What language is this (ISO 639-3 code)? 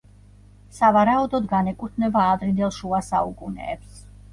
kat